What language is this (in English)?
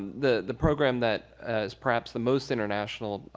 English